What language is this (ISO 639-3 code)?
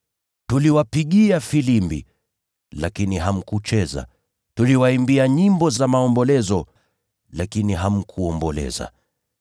swa